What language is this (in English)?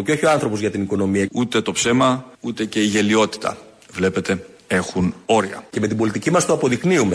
Greek